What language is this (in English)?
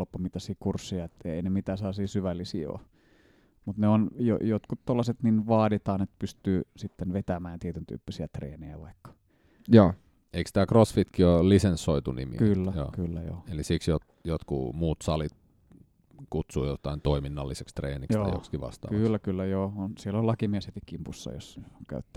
Finnish